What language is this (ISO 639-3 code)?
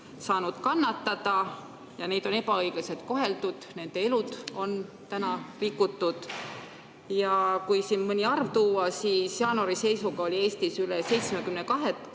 est